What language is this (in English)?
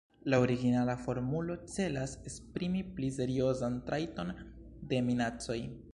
Esperanto